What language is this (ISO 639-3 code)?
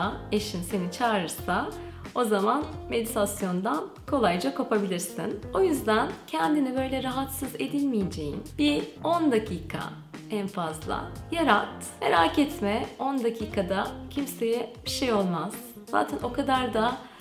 tur